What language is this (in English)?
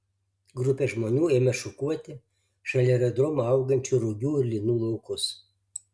Lithuanian